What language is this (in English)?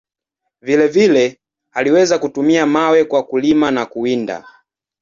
Swahili